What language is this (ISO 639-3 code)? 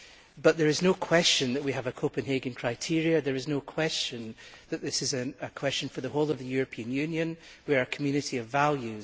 eng